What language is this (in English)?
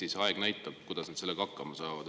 Estonian